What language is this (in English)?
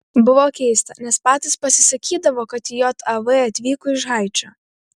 Lithuanian